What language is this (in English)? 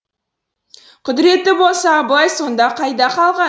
Kazakh